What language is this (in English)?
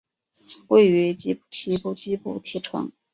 Chinese